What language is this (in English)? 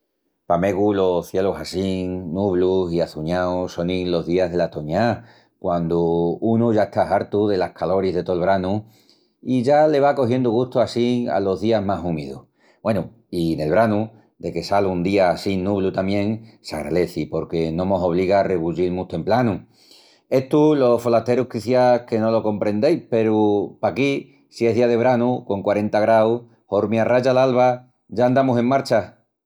Extremaduran